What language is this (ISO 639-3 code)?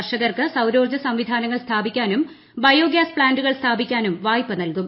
mal